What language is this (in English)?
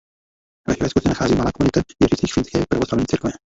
Czech